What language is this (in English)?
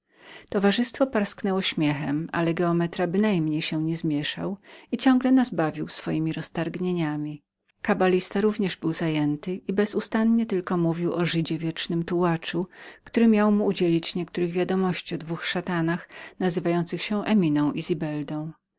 Polish